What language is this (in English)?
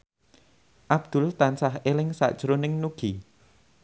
Javanese